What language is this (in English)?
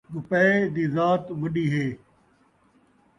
Saraiki